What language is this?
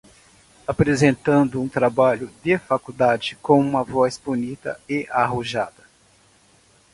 Portuguese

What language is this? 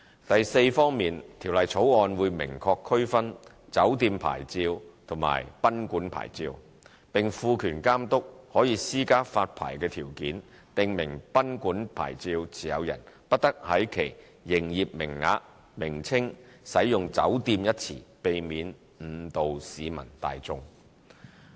Cantonese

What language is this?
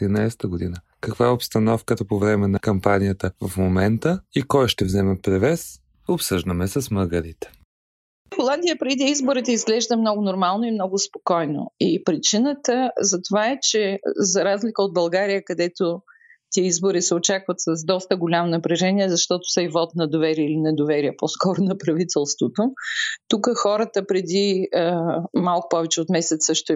Bulgarian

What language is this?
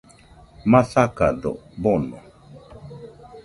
Nüpode Huitoto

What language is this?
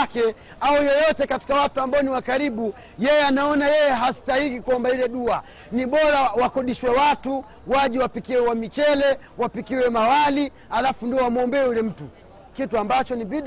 Swahili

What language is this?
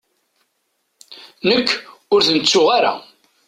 Kabyle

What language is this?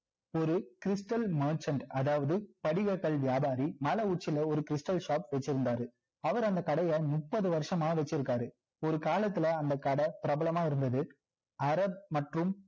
Tamil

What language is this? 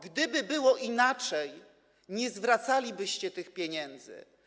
Polish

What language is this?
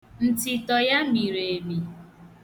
Igbo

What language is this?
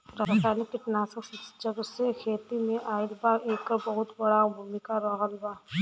Bhojpuri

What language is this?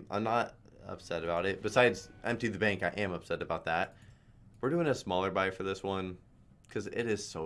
English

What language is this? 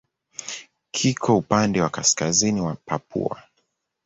Swahili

